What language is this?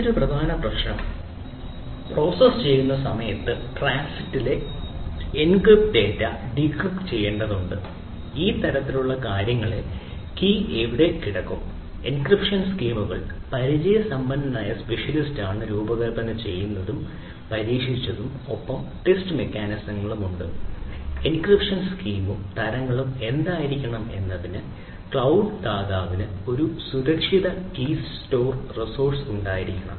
Malayalam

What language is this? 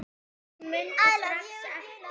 Icelandic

